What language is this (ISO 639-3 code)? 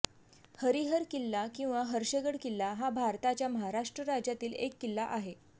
mar